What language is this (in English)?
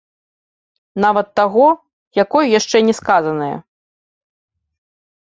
Belarusian